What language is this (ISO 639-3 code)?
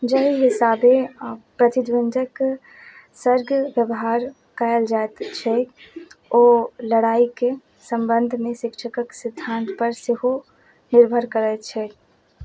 mai